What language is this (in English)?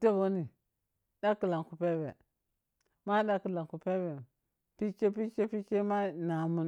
Piya-Kwonci